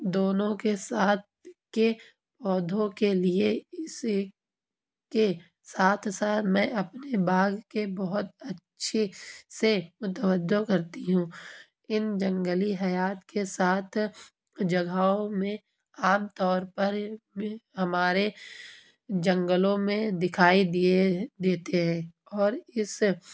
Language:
Urdu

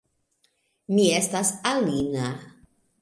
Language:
Esperanto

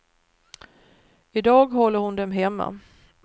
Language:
Swedish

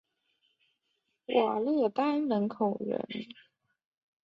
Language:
Chinese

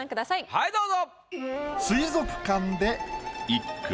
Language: Japanese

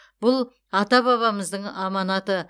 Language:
Kazakh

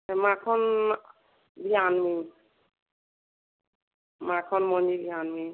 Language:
Odia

